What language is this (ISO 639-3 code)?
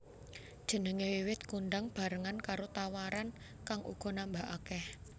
jav